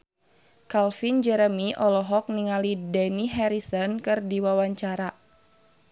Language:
Sundanese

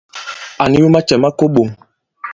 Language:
Bankon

